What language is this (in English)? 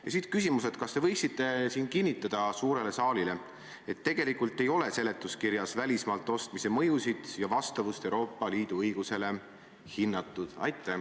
Estonian